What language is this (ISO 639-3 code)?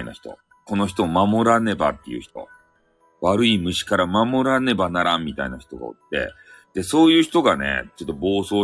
jpn